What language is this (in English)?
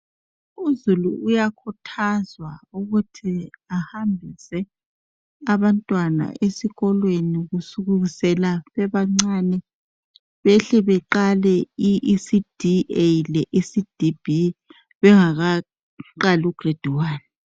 North Ndebele